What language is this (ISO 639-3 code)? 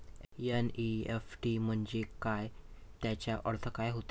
mar